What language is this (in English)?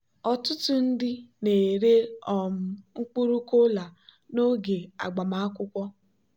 Igbo